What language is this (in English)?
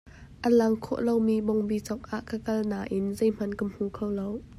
Hakha Chin